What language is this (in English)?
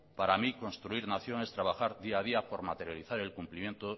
Spanish